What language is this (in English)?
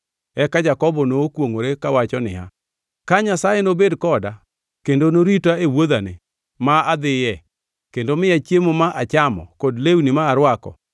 Luo (Kenya and Tanzania)